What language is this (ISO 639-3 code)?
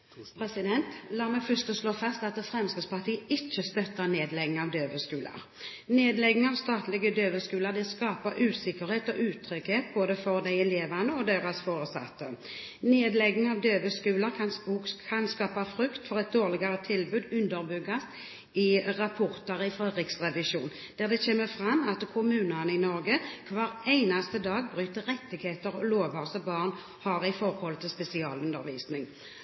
nor